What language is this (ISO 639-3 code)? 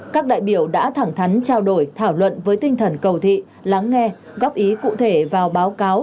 vie